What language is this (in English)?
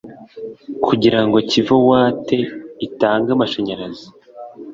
Kinyarwanda